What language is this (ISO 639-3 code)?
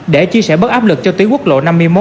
vie